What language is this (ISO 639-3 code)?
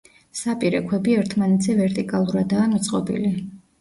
kat